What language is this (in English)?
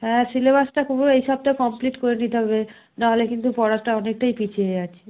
Bangla